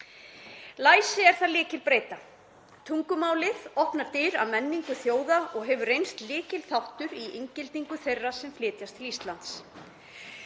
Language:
Icelandic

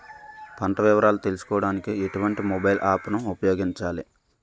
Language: Telugu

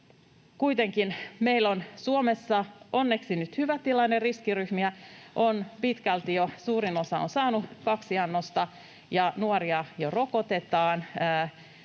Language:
Finnish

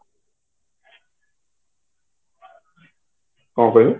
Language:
Odia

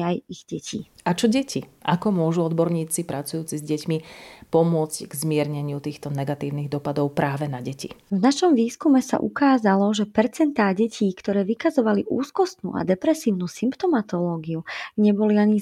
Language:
Slovak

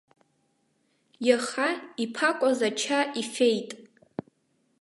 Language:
Abkhazian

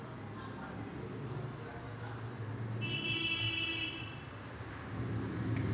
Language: Marathi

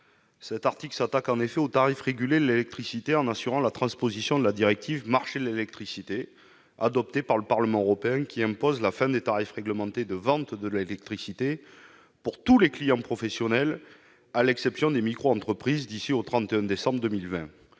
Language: French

